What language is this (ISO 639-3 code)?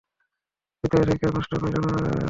ben